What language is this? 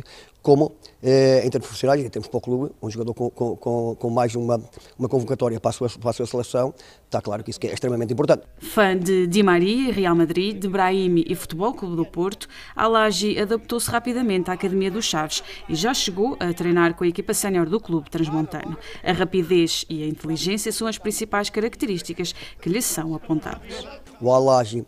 Portuguese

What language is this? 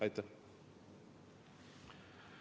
Estonian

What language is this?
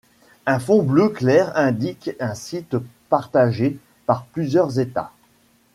French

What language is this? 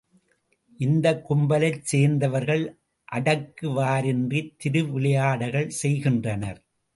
Tamil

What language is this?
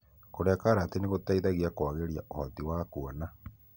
Kikuyu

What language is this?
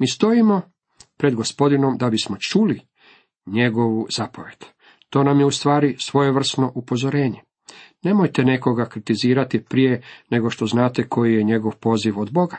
Croatian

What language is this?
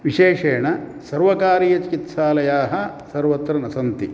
Sanskrit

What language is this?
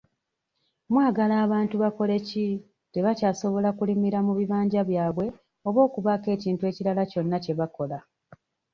Ganda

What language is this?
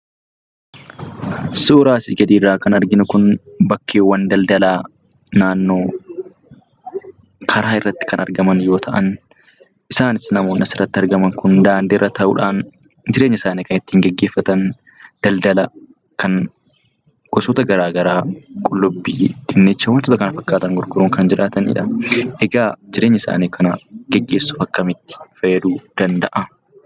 Oromo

